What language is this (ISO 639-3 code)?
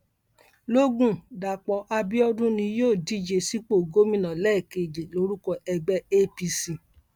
yor